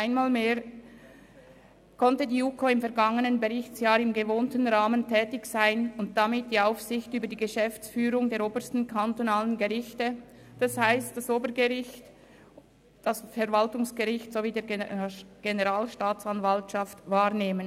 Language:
Swiss German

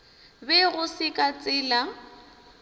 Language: Northern Sotho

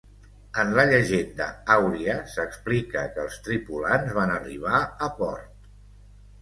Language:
Catalan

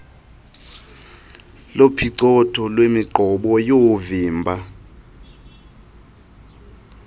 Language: Xhosa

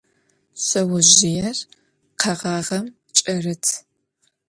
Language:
Adyghe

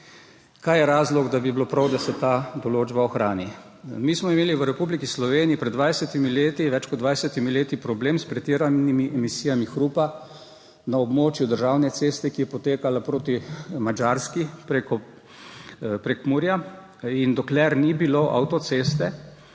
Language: Slovenian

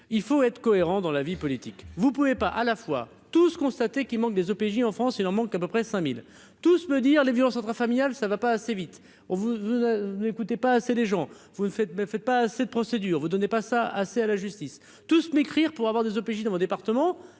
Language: French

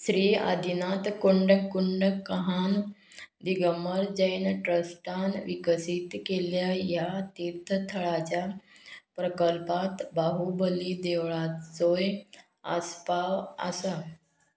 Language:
Konkani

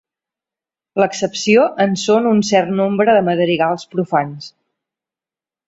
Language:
Catalan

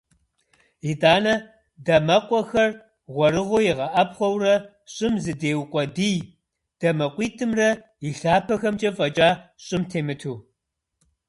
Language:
Kabardian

